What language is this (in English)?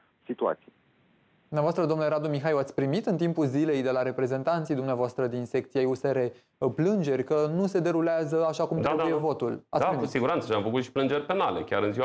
Romanian